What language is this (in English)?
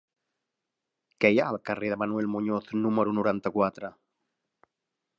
Catalan